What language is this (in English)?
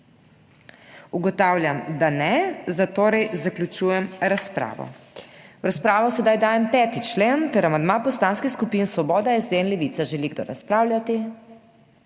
Slovenian